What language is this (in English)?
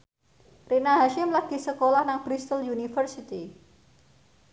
Javanese